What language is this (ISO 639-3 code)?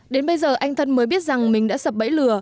vie